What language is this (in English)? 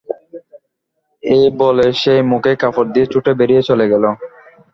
Bangla